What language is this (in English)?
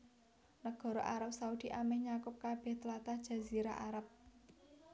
Javanese